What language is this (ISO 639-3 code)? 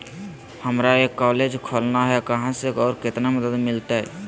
mag